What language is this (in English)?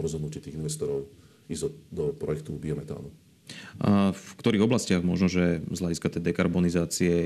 Slovak